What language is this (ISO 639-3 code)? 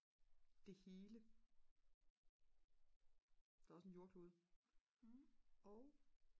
dan